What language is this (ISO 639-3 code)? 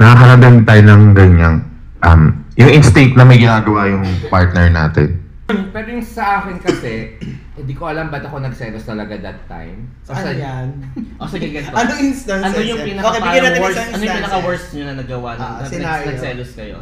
fil